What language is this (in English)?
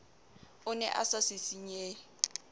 Southern Sotho